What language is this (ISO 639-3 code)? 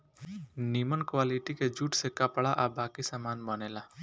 bho